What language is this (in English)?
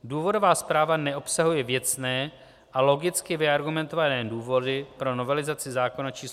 Czech